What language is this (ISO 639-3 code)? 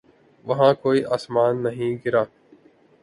urd